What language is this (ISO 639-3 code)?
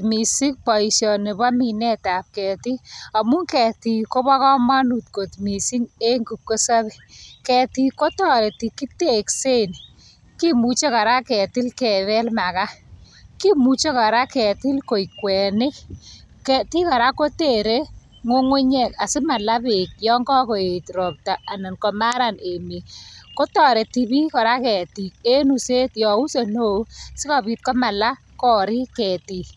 kln